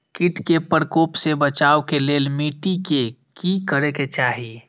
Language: Maithili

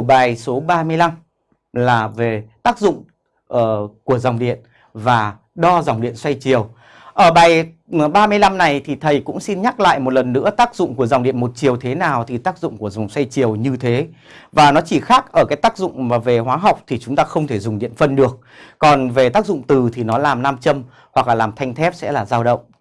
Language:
Vietnamese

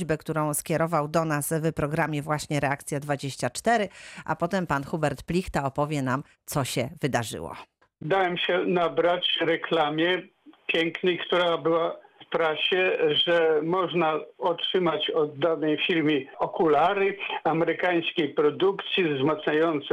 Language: Polish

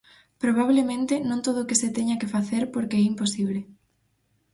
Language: Galician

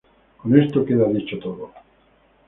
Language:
Spanish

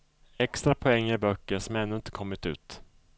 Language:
Swedish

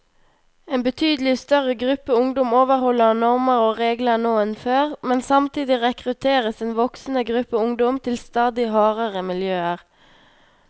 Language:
Norwegian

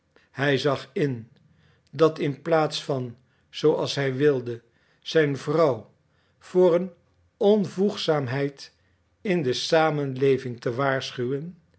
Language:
Dutch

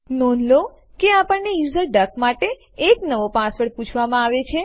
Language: Gujarati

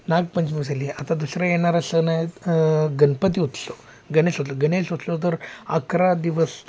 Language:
Marathi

